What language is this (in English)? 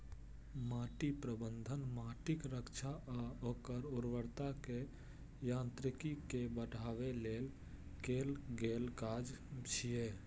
Maithili